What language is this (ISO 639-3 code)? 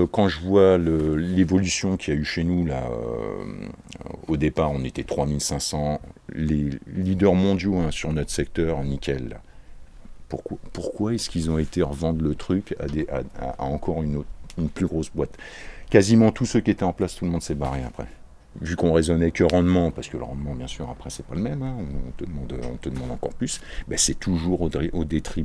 fra